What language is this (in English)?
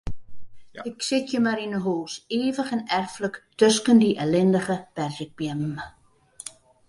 Western Frisian